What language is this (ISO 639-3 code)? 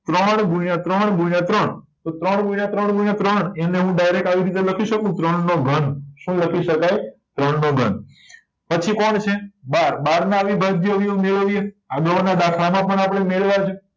guj